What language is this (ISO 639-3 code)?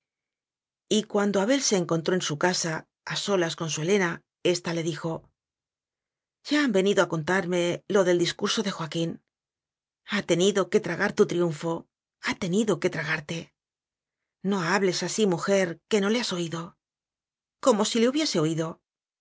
spa